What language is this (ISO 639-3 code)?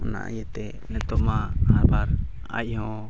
sat